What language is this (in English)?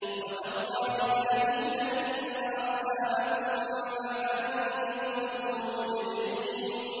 Arabic